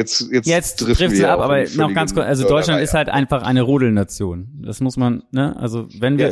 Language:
German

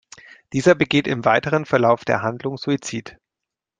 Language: German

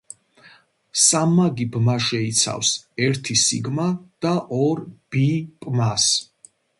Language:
Georgian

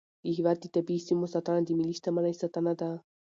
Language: Pashto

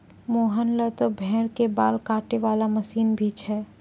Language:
Maithili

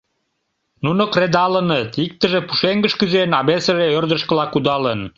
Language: Mari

